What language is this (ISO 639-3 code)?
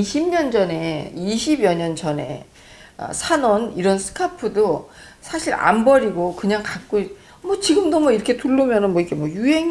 kor